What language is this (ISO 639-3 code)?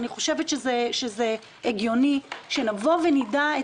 heb